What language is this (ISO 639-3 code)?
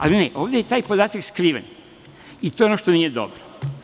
srp